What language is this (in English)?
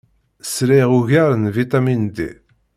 Kabyle